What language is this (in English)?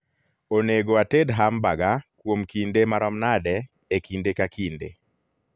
Luo (Kenya and Tanzania)